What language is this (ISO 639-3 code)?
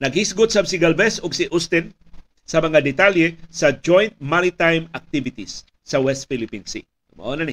fil